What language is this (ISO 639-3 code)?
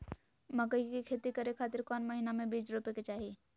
mag